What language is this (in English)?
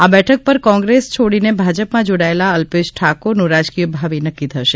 Gujarati